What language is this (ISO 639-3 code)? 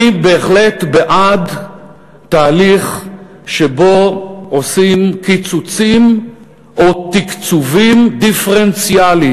heb